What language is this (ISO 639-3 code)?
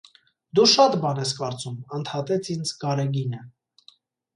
hye